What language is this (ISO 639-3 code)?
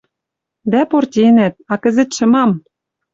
mrj